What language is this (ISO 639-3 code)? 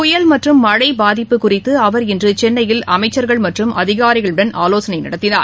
tam